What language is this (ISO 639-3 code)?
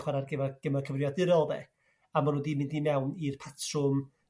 cym